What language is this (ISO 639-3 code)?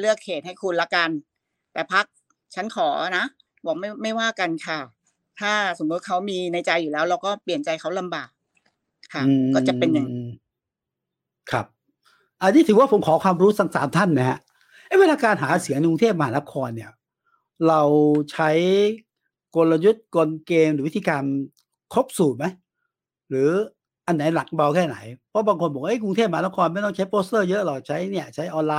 tha